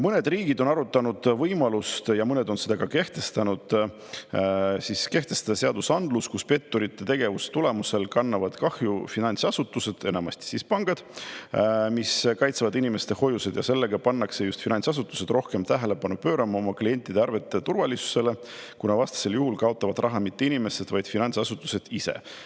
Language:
Estonian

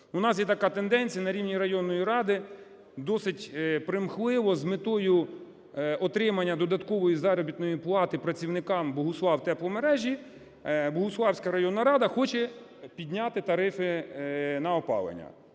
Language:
Ukrainian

